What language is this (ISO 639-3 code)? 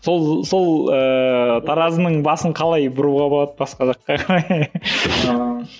kaz